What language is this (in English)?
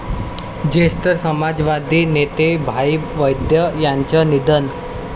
Marathi